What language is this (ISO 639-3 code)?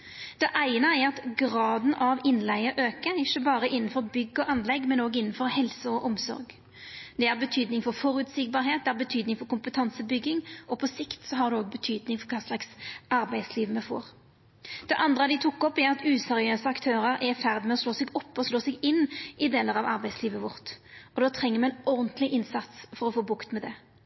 nno